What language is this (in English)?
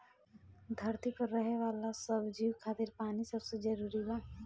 Bhojpuri